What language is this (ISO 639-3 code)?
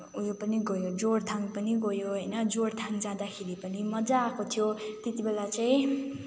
nep